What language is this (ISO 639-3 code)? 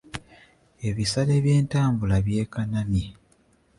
lug